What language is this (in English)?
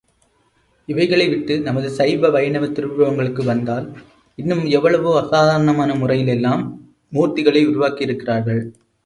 Tamil